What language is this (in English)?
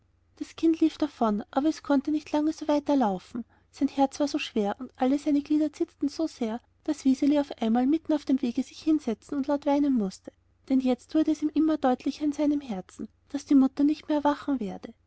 German